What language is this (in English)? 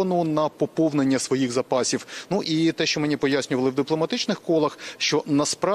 Ukrainian